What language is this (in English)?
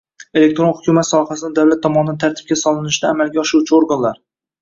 Uzbek